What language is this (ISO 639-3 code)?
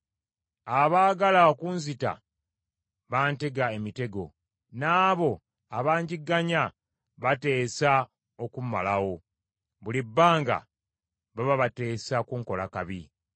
lug